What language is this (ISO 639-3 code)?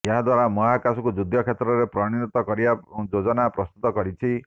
ori